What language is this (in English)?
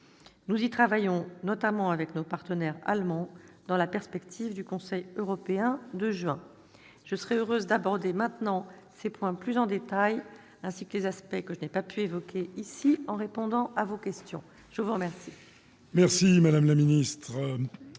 French